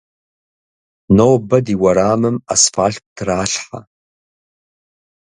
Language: Kabardian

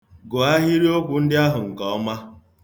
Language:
Igbo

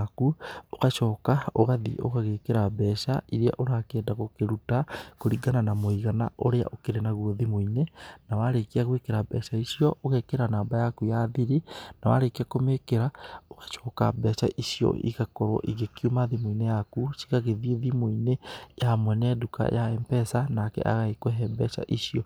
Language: Kikuyu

